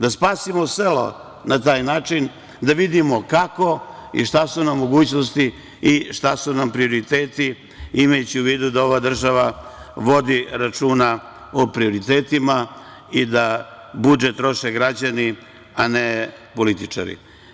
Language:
Serbian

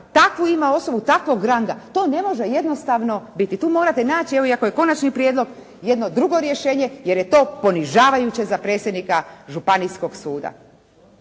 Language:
Croatian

